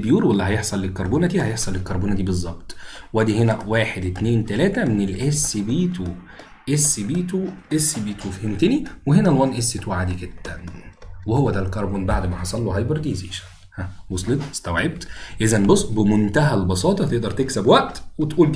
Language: Arabic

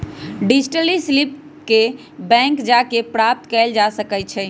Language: Magahi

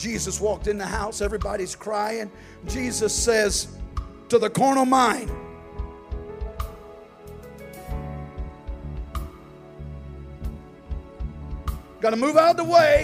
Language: English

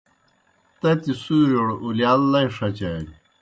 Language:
Kohistani Shina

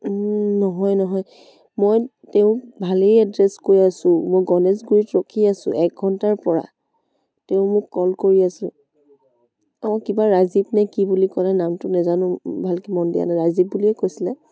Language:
Assamese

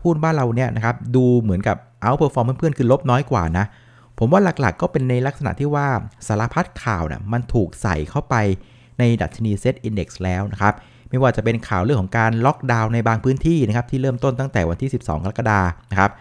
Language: Thai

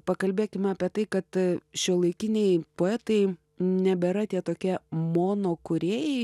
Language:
Lithuanian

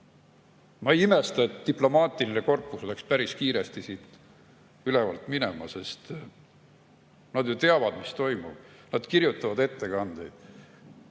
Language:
Estonian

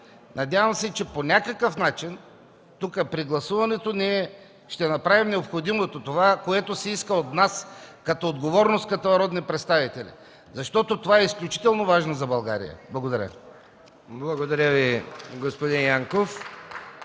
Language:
Bulgarian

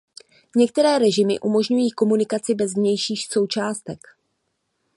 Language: Czech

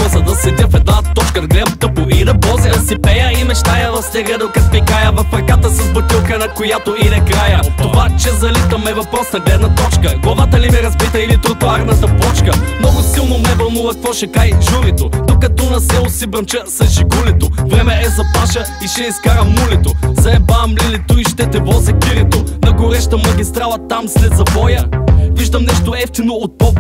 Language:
Bulgarian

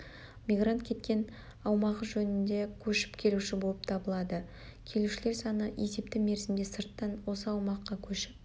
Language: Kazakh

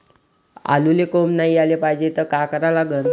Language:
Marathi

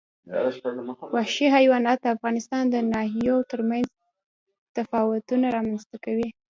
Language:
Pashto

